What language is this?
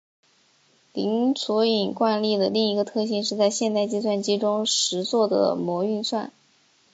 Chinese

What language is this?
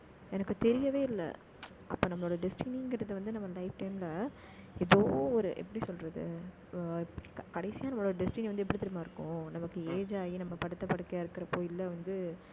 Tamil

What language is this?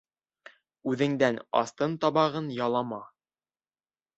Bashkir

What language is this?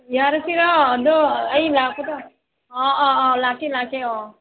Manipuri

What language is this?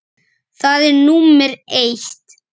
Icelandic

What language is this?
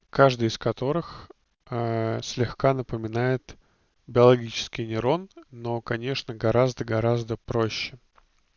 Russian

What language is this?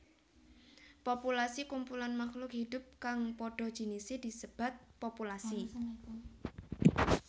Javanese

